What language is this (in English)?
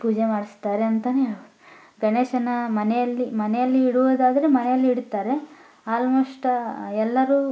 Kannada